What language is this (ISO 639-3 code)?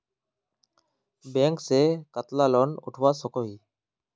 mag